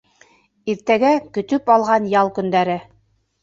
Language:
Bashkir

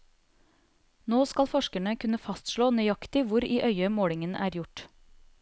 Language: Norwegian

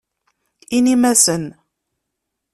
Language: Kabyle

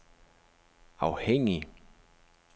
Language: Danish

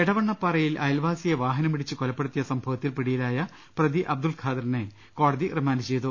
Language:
Malayalam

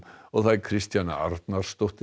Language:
Icelandic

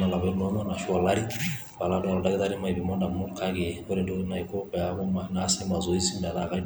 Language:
Masai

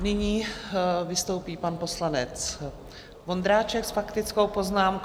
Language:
Czech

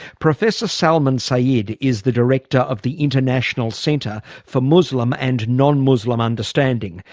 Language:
English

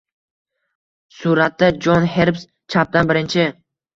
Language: Uzbek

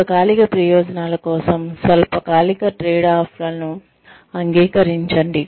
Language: Telugu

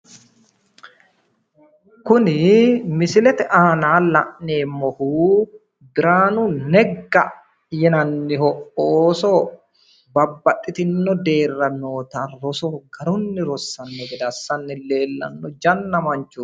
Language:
Sidamo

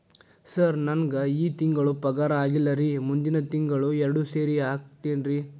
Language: Kannada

